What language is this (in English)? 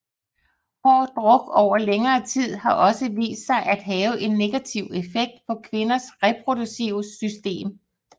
Danish